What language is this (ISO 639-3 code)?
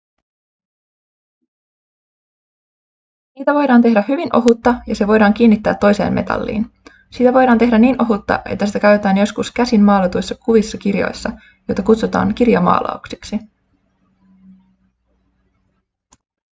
fin